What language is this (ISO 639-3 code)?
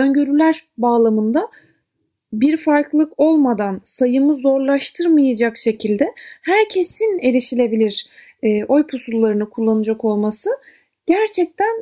tur